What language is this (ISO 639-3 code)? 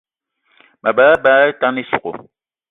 eto